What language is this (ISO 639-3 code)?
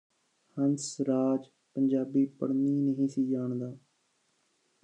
pan